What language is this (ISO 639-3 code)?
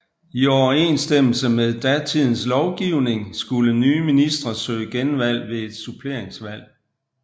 dan